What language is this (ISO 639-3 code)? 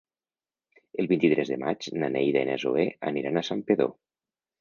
cat